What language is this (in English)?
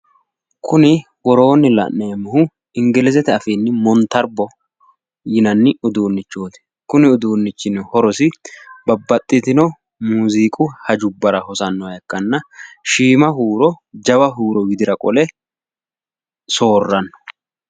Sidamo